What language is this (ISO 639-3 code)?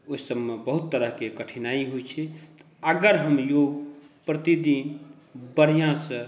mai